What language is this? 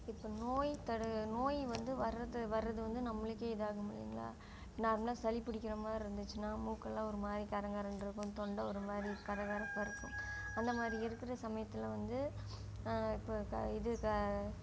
Tamil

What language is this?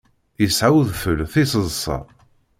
Kabyle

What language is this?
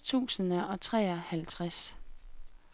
Danish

